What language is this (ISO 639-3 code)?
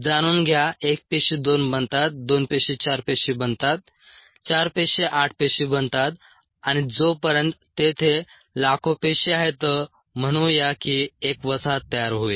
mar